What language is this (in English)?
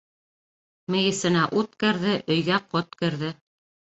Bashkir